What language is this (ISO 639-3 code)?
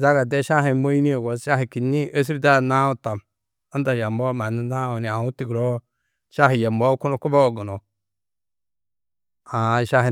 tuq